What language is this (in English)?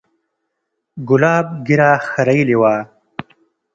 Pashto